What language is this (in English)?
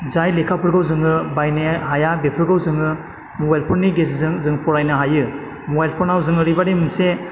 Bodo